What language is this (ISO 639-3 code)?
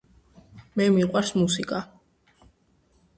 kat